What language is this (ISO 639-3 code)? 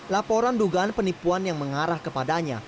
ind